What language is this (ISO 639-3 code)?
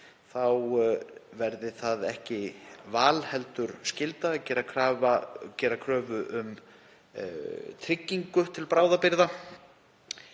isl